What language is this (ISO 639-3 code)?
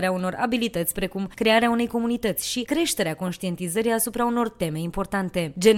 ron